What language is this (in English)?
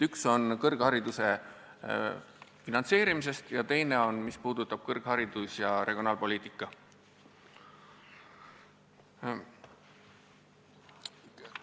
Estonian